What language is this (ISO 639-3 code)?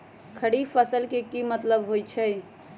mag